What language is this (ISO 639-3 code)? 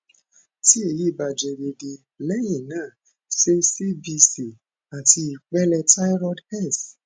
yor